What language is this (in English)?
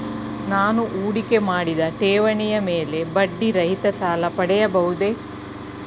Kannada